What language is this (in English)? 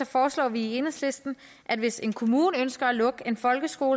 Danish